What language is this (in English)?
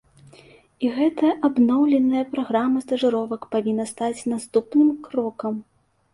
Belarusian